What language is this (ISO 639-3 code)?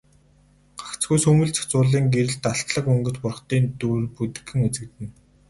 mon